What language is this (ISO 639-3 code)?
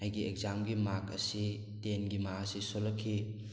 mni